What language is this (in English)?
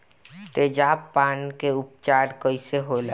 Bhojpuri